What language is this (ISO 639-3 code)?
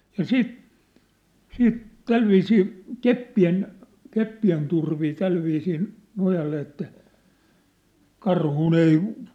fin